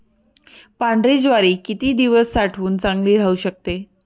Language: Marathi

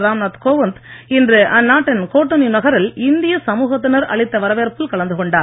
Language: Tamil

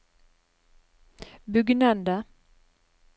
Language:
Norwegian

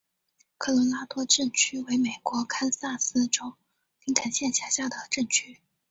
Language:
Chinese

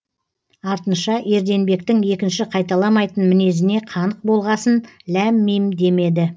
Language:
Kazakh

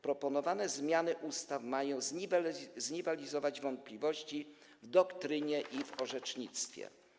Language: Polish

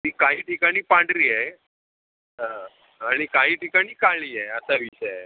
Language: Marathi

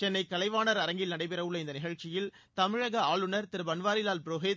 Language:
Tamil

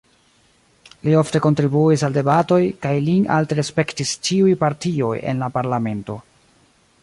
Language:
Esperanto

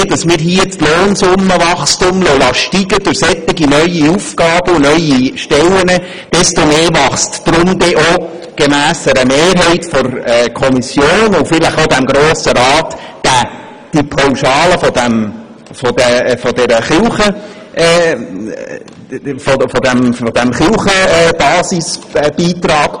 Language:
Swiss German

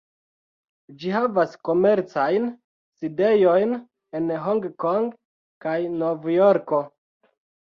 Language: Esperanto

